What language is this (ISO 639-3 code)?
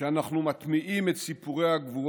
heb